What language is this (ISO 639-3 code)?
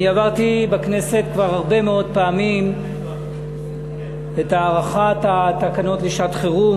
heb